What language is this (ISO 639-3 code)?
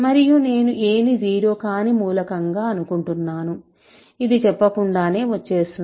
tel